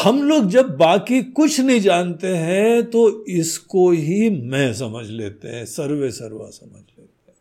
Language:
Hindi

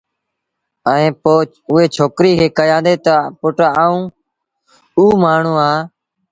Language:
Sindhi Bhil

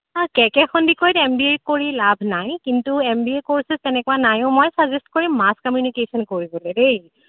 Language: Assamese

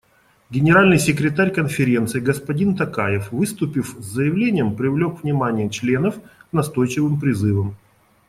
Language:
Russian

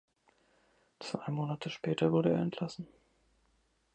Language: German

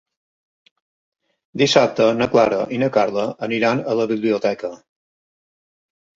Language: Catalan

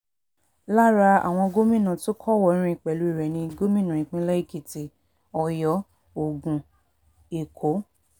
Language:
Yoruba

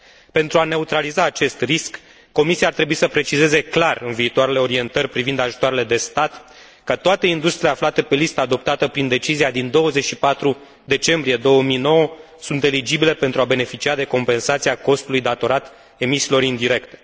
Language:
Romanian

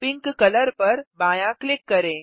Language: Hindi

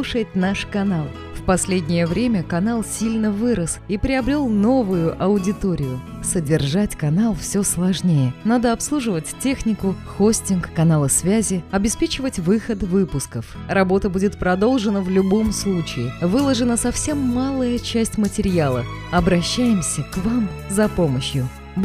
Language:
Russian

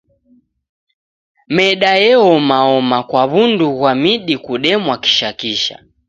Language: Taita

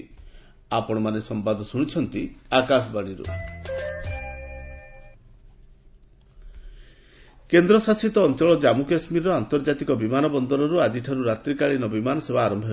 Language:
Odia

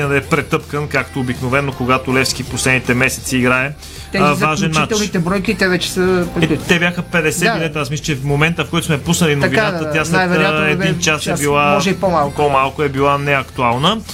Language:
Bulgarian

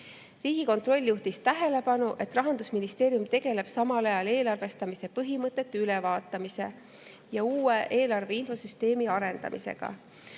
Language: Estonian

